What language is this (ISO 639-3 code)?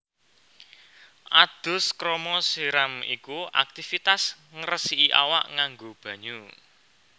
jav